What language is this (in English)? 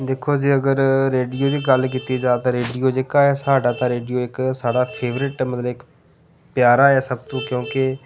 Dogri